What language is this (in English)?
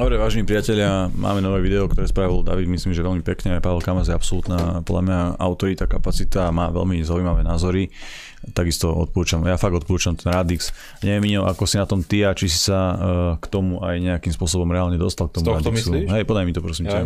Slovak